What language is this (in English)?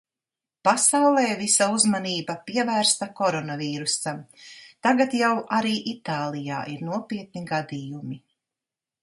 Latvian